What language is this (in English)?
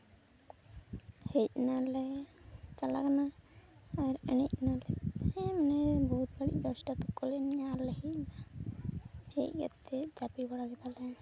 Santali